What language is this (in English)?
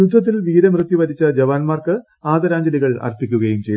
Malayalam